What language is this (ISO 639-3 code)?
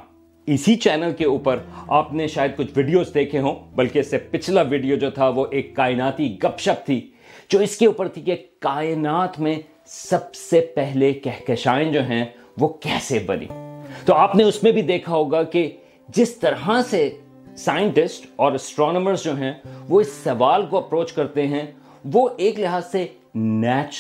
urd